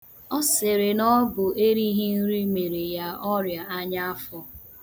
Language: Igbo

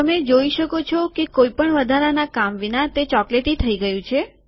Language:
Gujarati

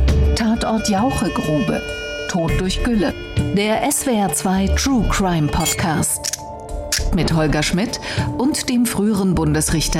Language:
German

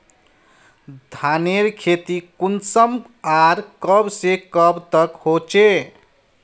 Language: Magahi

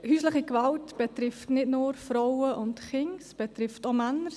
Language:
Swiss German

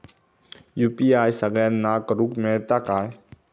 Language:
Marathi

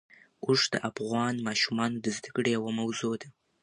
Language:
Pashto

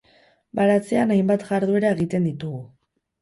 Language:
Basque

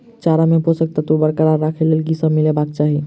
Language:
Maithili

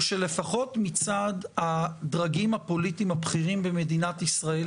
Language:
Hebrew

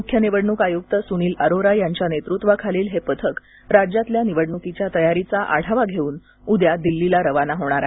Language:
Marathi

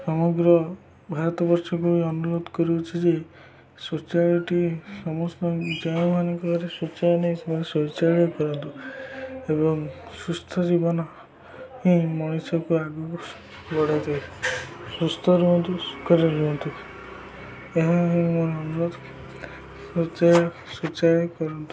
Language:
Odia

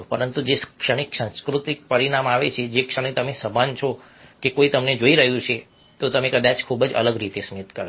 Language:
Gujarati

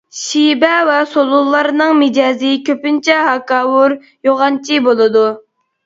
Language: Uyghur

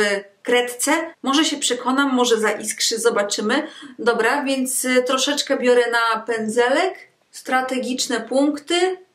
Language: Polish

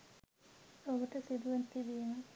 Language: Sinhala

